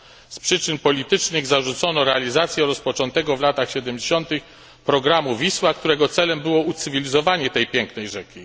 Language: Polish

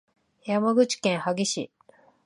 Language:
Japanese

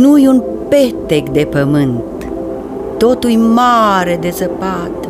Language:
Romanian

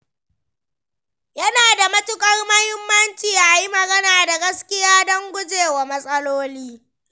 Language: Hausa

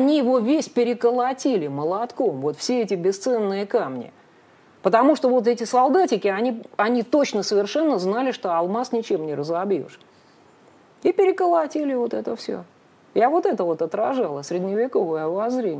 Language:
Russian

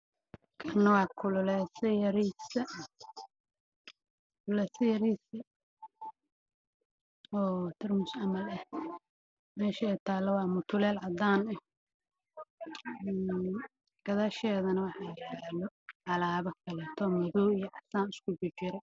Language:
Somali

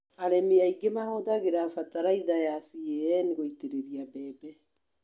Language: Kikuyu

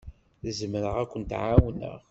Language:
Kabyle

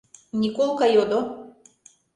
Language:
Mari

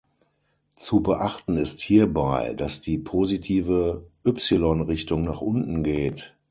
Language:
German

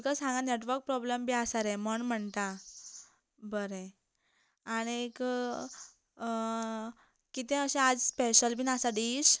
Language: Konkani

